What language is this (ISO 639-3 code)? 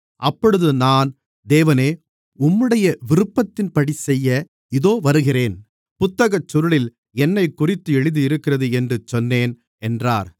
tam